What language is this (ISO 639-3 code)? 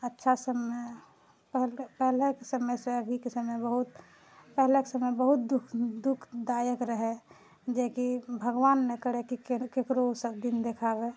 mai